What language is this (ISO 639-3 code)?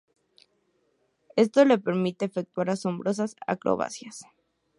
spa